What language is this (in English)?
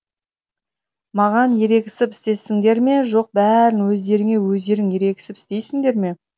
Kazakh